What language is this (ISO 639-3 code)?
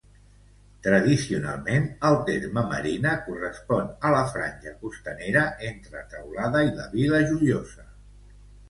cat